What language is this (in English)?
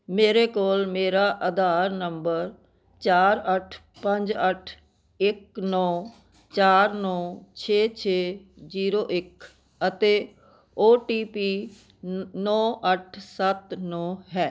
Punjabi